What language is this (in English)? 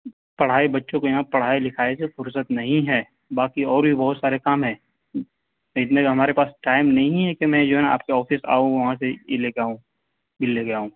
Urdu